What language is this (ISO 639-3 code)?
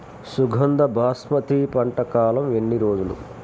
tel